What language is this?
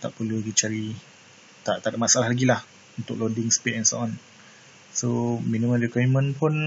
Malay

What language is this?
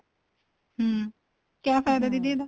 Punjabi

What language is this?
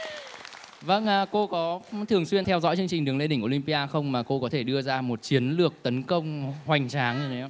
Vietnamese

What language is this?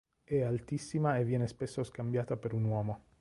Italian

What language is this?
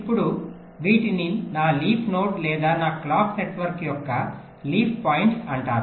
Telugu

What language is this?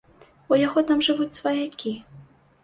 Belarusian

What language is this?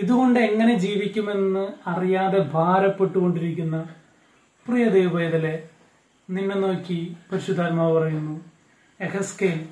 Japanese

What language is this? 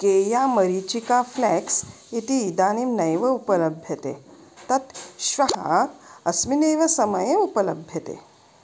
Sanskrit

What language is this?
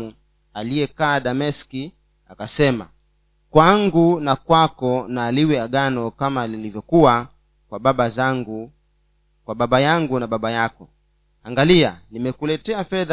Swahili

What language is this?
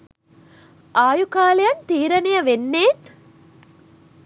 Sinhala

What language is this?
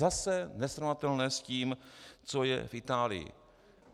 Czech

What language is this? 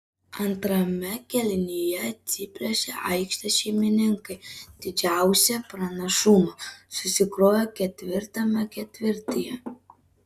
Lithuanian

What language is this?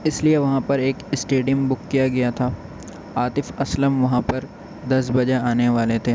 Urdu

